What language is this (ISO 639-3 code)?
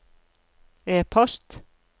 nor